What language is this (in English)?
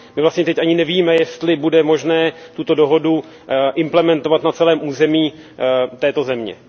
Czech